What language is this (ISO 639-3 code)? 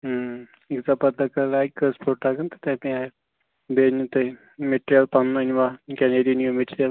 kas